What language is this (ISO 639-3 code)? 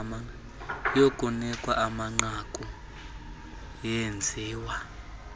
xho